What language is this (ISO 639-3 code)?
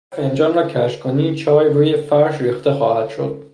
fas